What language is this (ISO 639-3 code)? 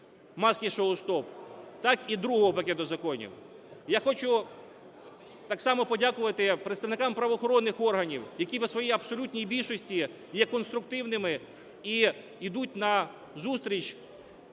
ukr